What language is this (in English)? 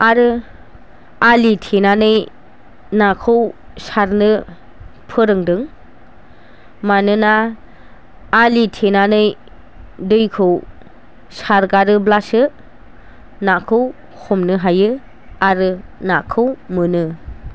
Bodo